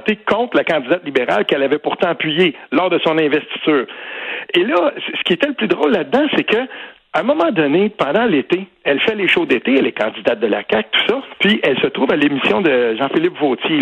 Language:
French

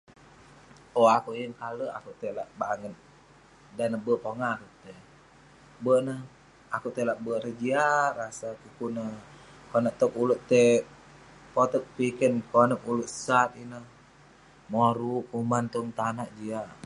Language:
Western Penan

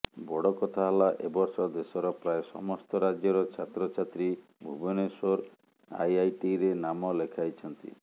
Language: Odia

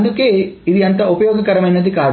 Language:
Telugu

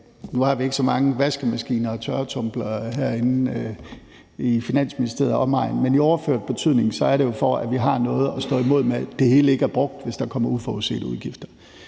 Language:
Danish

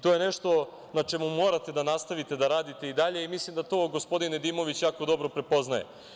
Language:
Serbian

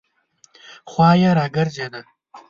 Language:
Pashto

